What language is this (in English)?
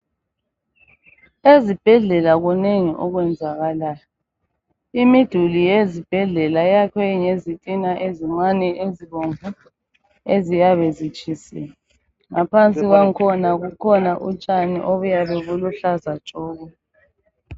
North Ndebele